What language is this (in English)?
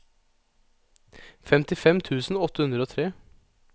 Norwegian